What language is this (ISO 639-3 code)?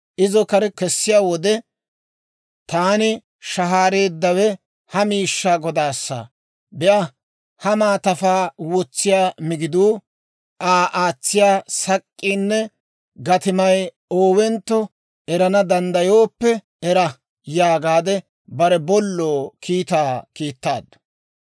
dwr